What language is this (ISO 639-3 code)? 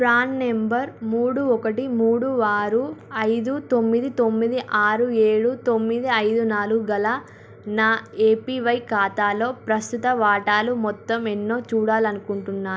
tel